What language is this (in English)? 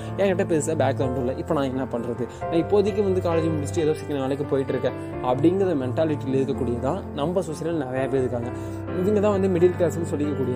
Tamil